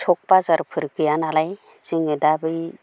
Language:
Bodo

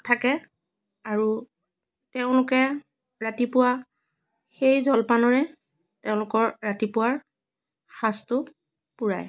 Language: Assamese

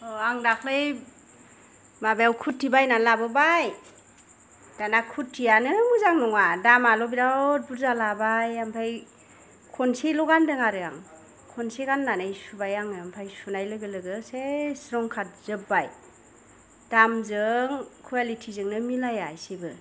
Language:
Bodo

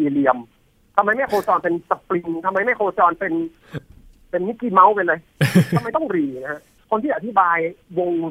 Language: Thai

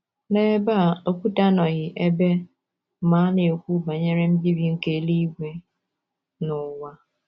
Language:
Igbo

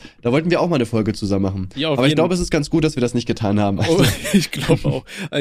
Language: German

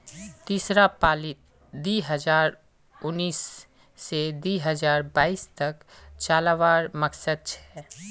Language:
Magahi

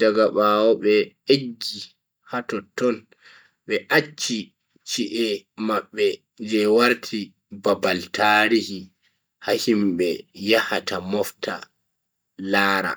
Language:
Bagirmi Fulfulde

